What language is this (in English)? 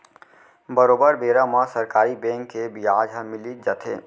Chhattisgarhi